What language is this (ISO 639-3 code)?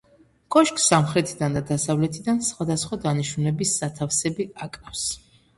kat